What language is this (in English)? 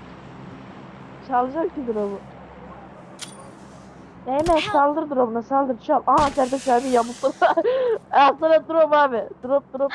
Turkish